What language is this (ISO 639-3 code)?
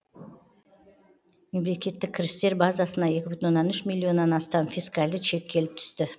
kaz